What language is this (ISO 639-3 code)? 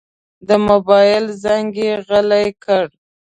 pus